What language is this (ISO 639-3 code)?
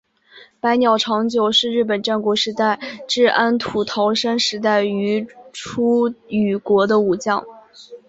zho